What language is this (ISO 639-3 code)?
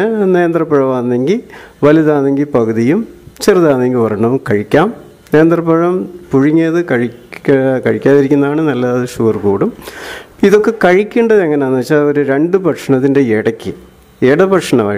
mal